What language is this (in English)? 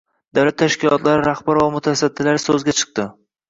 Uzbek